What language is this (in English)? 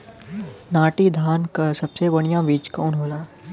Bhojpuri